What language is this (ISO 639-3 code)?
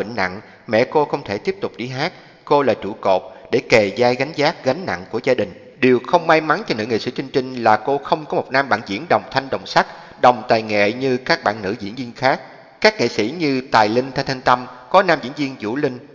vie